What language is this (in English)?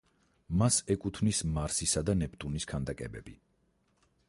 Georgian